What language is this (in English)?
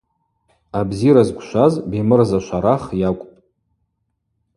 Abaza